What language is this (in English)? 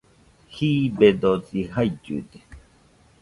Nüpode Huitoto